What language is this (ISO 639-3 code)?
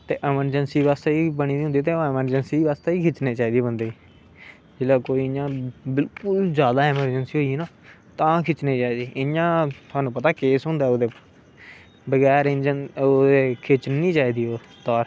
doi